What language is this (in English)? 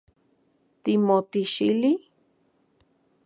Central Puebla Nahuatl